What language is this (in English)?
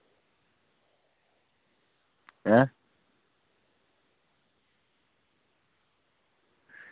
Dogri